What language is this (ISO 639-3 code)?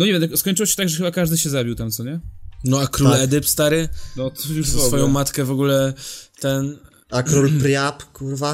pol